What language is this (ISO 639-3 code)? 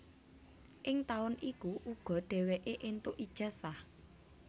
jav